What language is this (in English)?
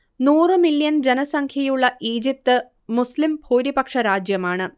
Malayalam